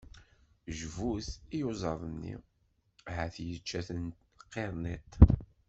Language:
Kabyle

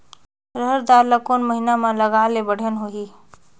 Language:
Chhattisgarhi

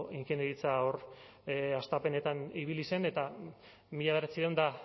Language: Basque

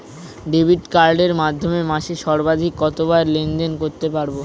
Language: Bangla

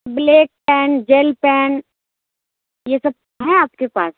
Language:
Urdu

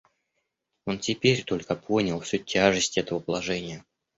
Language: Russian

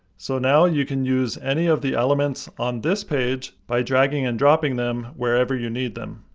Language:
English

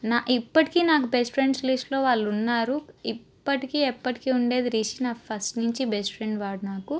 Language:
Telugu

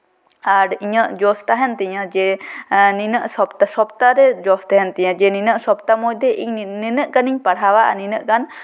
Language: Santali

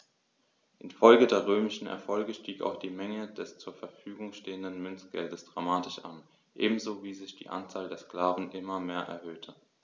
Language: German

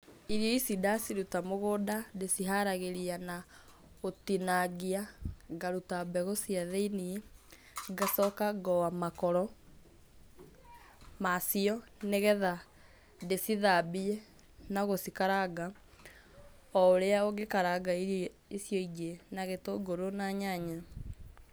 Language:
Kikuyu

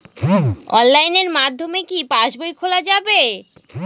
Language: Bangla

